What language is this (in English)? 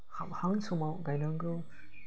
Bodo